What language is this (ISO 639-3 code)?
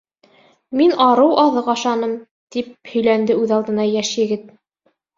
bak